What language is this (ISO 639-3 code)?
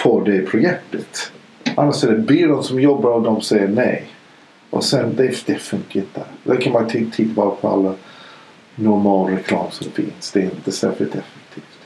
swe